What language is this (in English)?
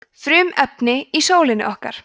Icelandic